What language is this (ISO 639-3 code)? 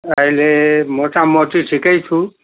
nep